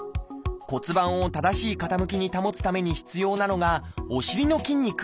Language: Japanese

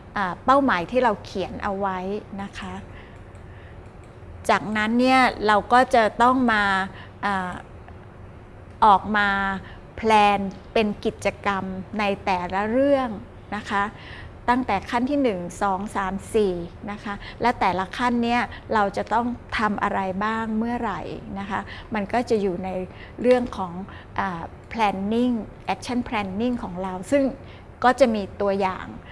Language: Thai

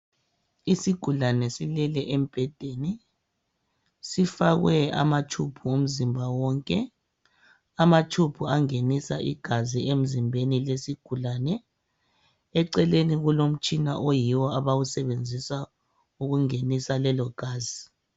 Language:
North Ndebele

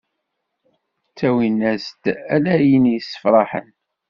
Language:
Kabyle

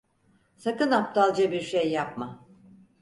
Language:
Turkish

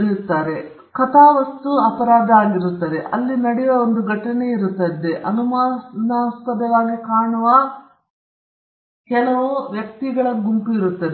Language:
Kannada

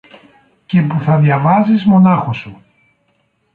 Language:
Greek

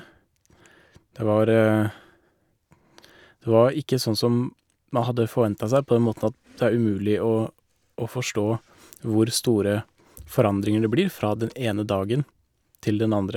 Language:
Norwegian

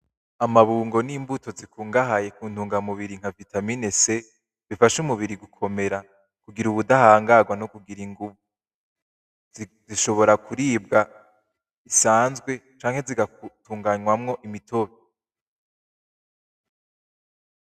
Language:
Rundi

